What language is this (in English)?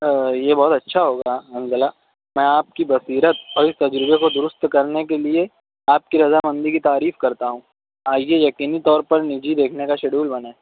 Urdu